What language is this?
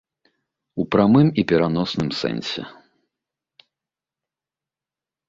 Belarusian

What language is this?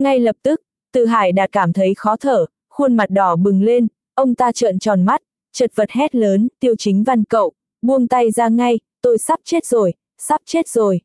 Vietnamese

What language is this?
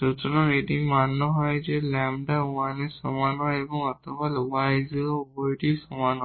Bangla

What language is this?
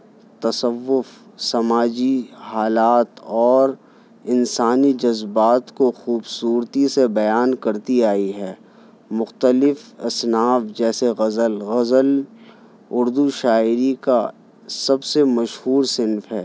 Urdu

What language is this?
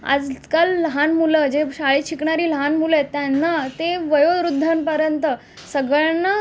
Marathi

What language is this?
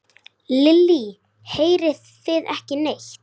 Icelandic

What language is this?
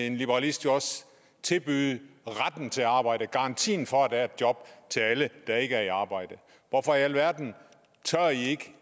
Danish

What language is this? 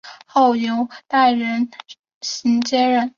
Chinese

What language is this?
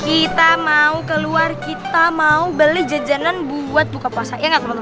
Indonesian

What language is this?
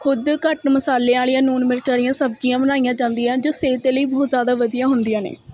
Punjabi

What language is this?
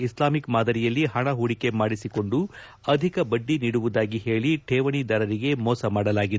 Kannada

